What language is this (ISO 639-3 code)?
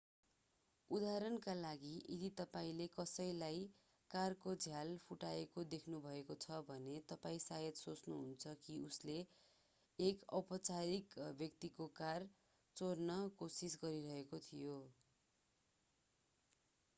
nep